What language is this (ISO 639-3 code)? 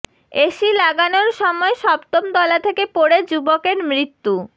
ben